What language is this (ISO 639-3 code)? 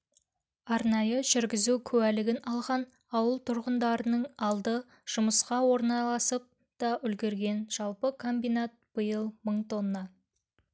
kaz